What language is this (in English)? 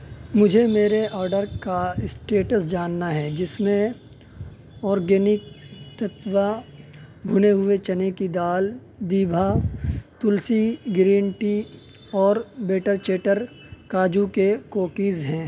Urdu